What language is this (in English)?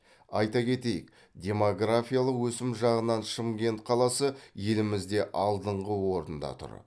Kazakh